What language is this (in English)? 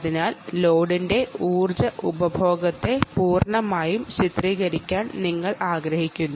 Malayalam